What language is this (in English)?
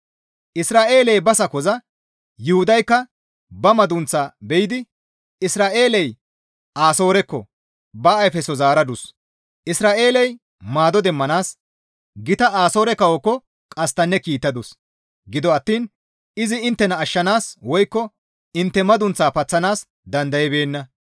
Gamo